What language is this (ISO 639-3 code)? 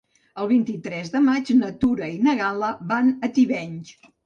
cat